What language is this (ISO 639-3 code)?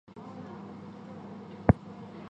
zho